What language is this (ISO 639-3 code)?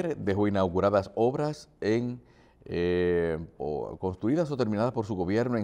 spa